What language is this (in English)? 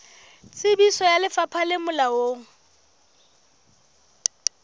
Southern Sotho